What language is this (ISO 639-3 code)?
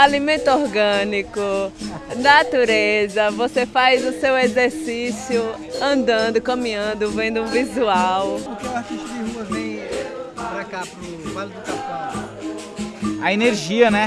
por